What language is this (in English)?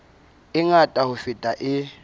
Southern Sotho